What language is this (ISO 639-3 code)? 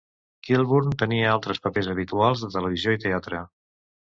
cat